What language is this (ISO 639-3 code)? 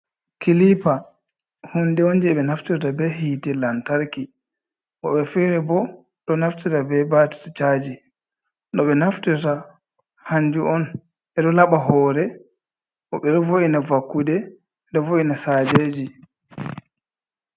ful